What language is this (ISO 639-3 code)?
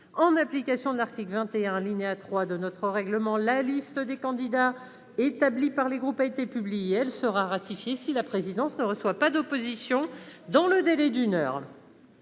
fra